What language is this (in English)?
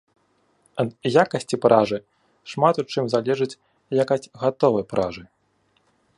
Belarusian